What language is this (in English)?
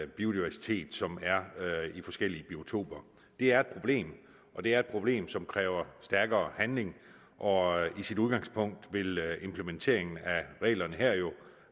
Danish